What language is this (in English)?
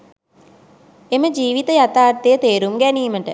Sinhala